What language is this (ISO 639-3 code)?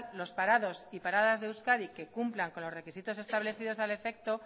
spa